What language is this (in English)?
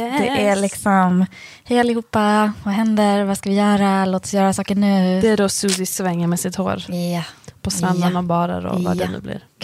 Swedish